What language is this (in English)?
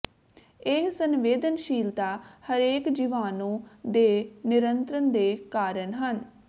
Punjabi